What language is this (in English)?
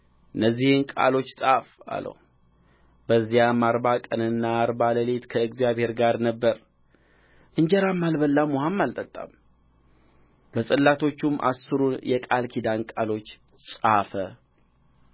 Amharic